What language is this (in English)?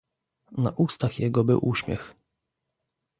Polish